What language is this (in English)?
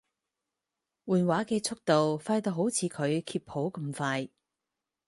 Cantonese